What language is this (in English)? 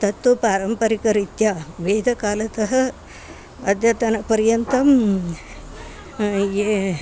Sanskrit